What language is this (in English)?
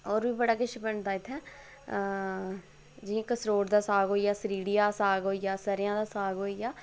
Dogri